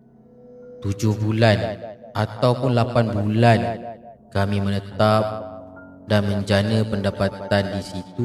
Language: Malay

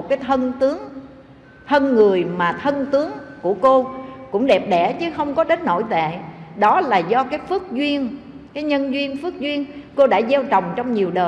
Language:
Vietnamese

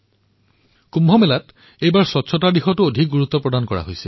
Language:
Assamese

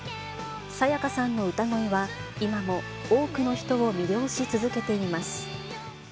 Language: Japanese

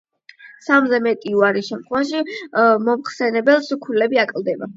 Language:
Georgian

